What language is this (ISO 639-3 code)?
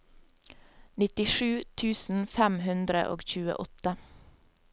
nor